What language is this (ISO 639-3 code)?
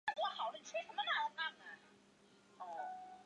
zho